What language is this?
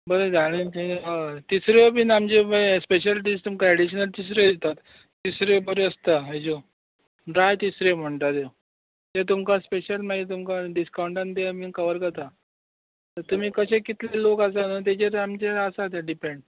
Konkani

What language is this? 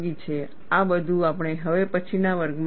Gujarati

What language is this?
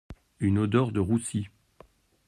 French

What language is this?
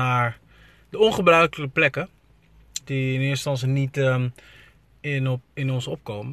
Dutch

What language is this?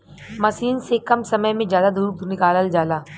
Bhojpuri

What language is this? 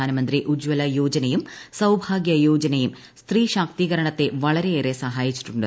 Malayalam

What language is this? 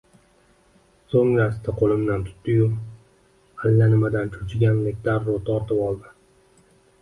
Uzbek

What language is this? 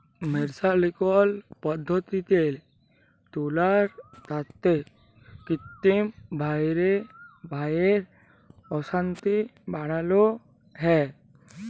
Bangla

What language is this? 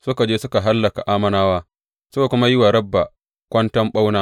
Hausa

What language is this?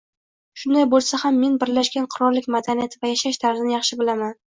Uzbek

